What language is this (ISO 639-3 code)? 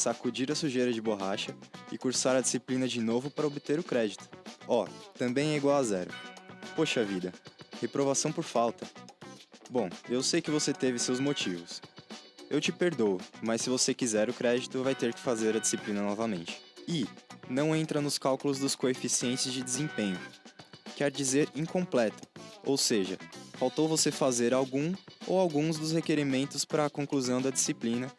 por